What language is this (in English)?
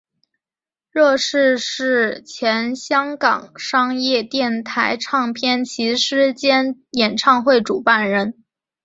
Chinese